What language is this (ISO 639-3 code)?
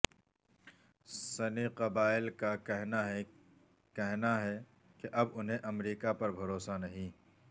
urd